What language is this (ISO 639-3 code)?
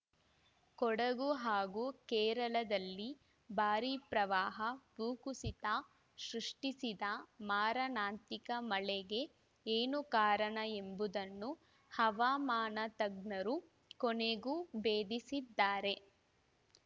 kan